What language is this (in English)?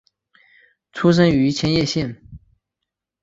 Chinese